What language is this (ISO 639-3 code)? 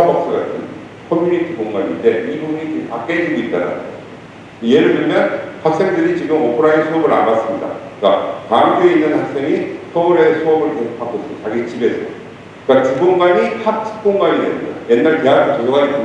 kor